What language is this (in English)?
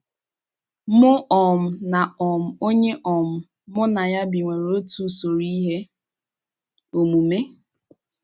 Igbo